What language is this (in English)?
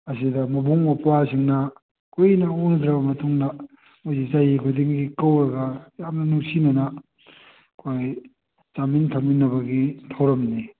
Manipuri